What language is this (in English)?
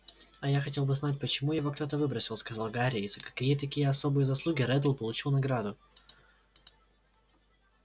Russian